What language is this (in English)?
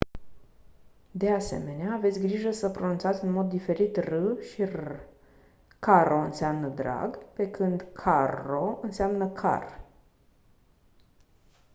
Romanian